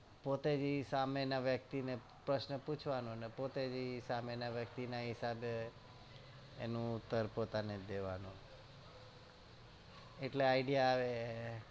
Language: Gujarati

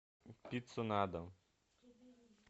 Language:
Russian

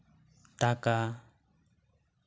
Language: Santali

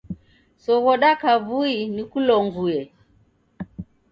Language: Taita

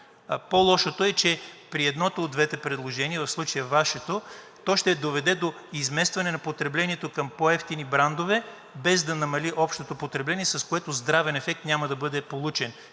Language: Bulgarian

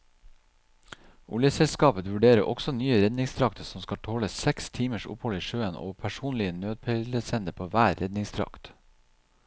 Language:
Norwegian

